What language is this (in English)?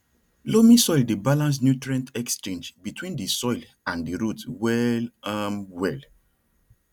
Nigerian Pidgin